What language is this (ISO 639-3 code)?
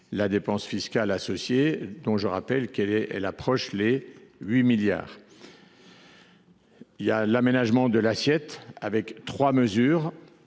fra